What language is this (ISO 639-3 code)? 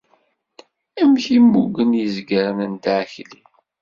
kab